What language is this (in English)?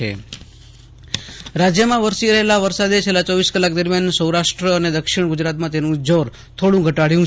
Gujarati